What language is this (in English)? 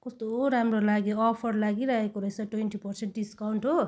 Nepali